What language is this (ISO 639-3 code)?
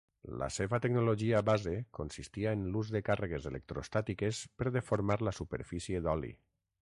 cat